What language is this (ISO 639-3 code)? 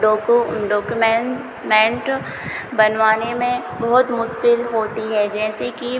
hin